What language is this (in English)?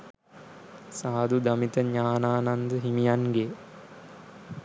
Sinhala